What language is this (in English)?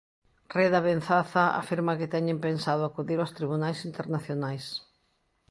Galician